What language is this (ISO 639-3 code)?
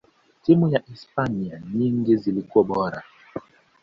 swa